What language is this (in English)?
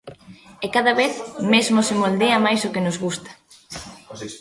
Galician